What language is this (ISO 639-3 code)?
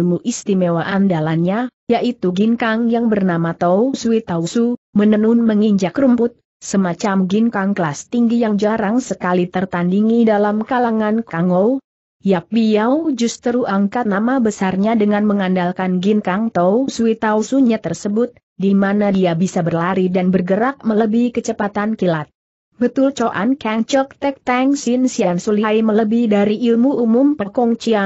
ind